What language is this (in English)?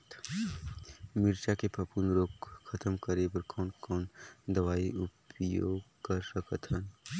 Chhattisgarhi